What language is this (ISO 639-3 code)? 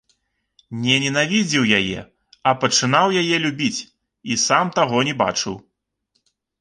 bel